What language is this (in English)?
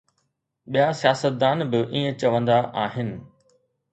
Sindhi